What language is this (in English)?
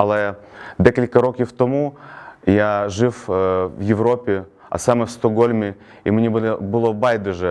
Ukrainian